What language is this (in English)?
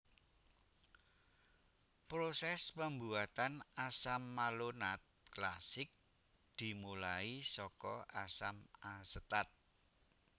Javanese